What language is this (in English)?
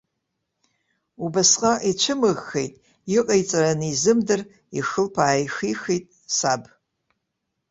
Abkhazian